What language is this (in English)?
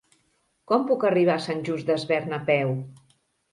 Catalan